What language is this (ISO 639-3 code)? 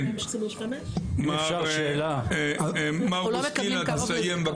heb